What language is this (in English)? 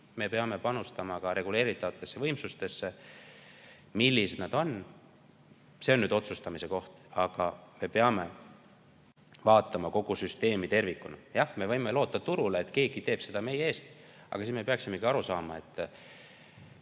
Estonian